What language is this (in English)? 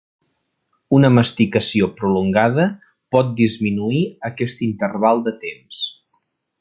Catalan